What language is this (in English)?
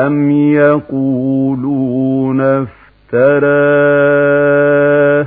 Arabic